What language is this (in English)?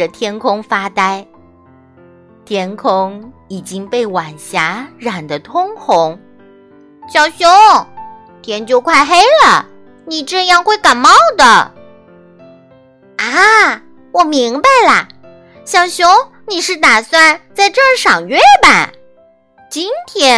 Chinese